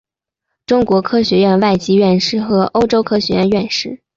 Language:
Chinese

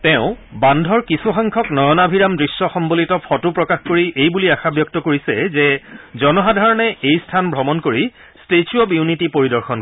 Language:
Assamese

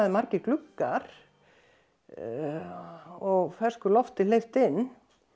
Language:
Icelandic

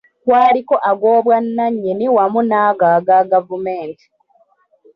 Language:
Ganda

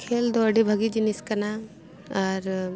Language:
Santali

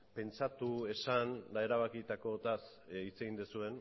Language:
Basque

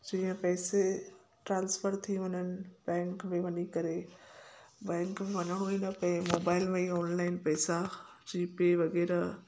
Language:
Sindhi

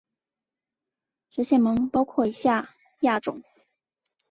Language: Chinese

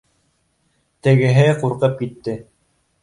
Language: Bashkir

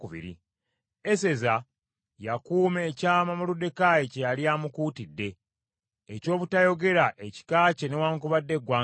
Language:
Ganda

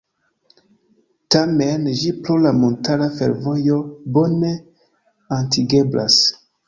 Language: Esperanto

